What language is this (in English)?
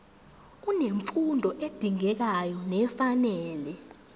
Zulu